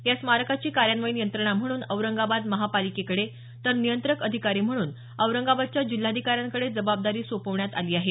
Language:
Marathi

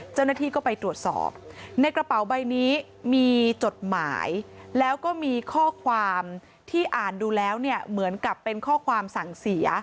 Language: Thai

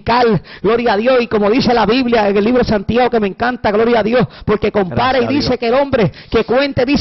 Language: Spanish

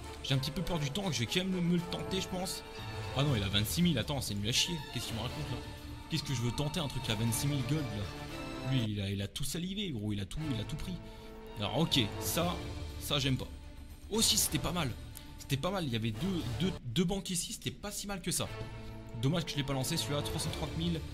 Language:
French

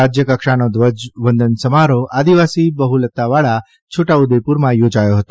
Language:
Gujarati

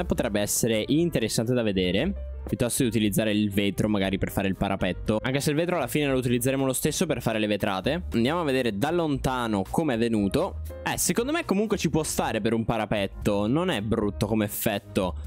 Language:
Italian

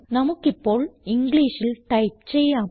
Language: Malayalam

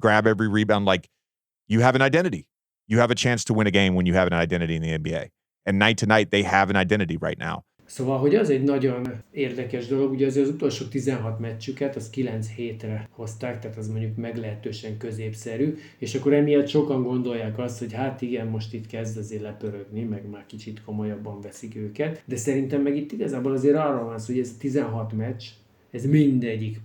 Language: Hungarian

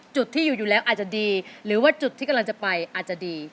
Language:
Thai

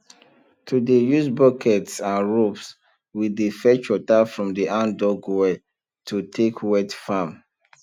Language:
Nigerian Pidgin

